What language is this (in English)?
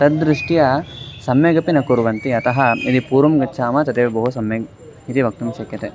Sanskrit